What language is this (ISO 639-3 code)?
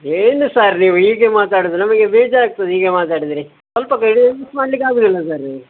kan